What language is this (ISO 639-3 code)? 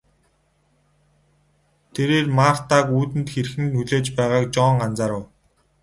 mon